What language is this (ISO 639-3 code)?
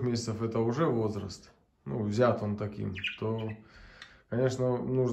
rus